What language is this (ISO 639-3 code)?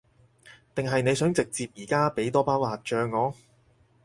yue